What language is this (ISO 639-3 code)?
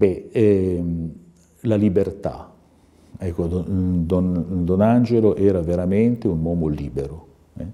ita